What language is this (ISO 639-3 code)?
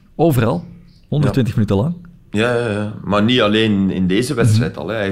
nld